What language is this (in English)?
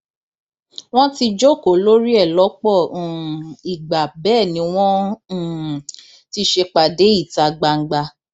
Yoruba